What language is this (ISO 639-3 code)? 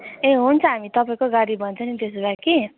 nep